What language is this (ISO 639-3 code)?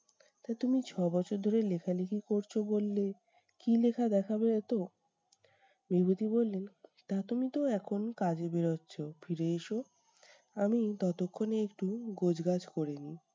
ben